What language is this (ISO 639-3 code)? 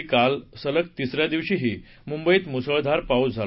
mar